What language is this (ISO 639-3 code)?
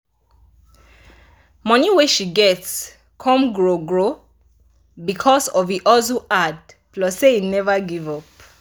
pcm